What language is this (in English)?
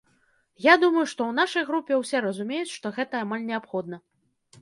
Belarusian